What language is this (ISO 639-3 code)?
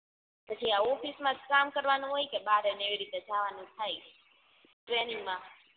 guj